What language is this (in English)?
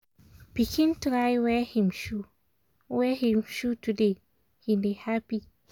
Nigerian Pidgin